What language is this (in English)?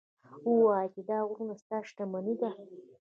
Pashto